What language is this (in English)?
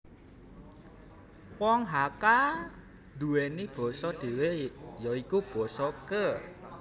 Javanese